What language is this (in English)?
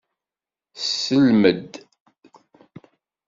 Kabyle